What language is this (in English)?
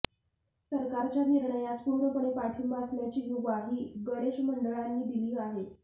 Marathi